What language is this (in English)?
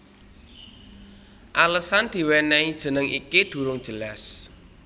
Javanese